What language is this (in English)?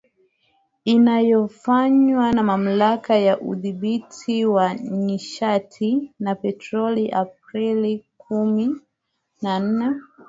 Swahili